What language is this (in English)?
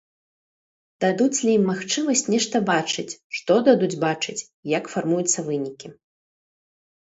Belarusian